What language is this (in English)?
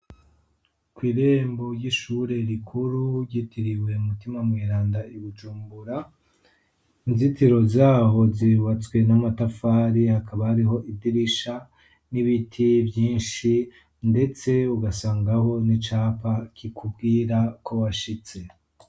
Rundi